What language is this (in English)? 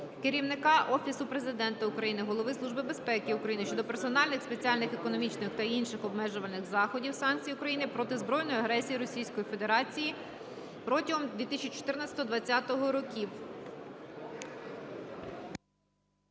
Ukrainian